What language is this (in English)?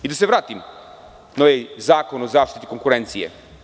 Serbian